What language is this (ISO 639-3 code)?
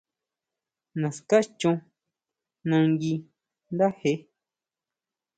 mau